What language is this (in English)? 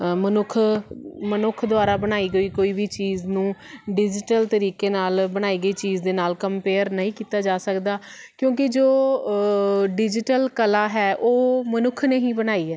Punjabi